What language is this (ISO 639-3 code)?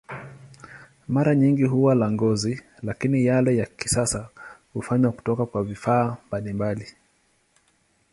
swa